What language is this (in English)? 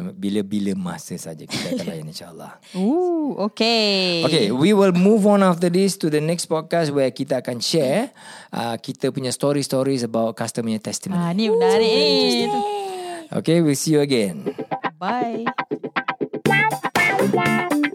Malay